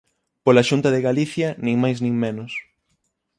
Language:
Galician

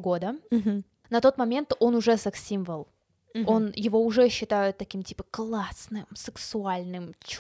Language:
Russian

